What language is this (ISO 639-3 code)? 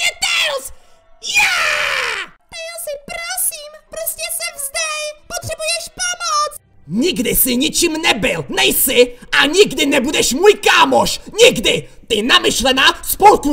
ces